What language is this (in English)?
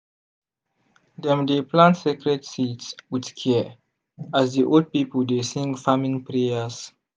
Nigerian Pidgin